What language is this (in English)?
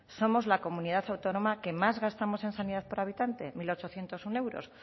Spanish